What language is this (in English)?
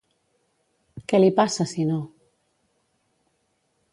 Catalan